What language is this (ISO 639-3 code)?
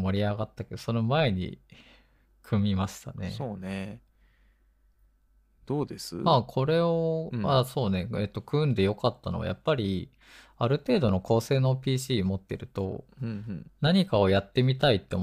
jpn